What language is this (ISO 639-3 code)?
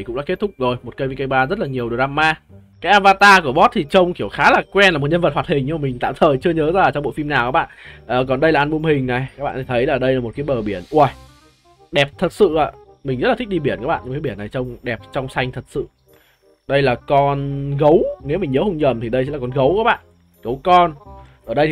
vie